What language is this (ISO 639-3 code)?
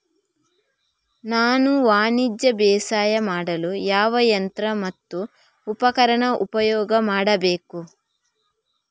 kan